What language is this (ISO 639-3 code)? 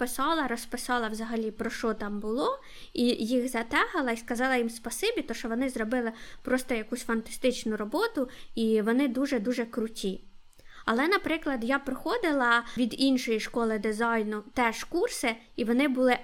ukr